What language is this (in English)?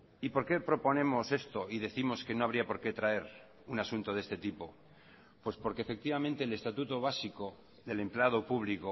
Spanish